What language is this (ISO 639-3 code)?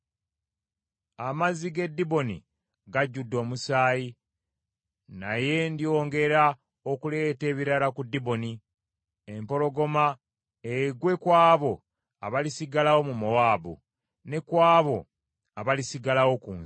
lug